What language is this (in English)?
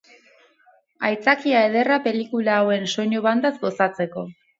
Basque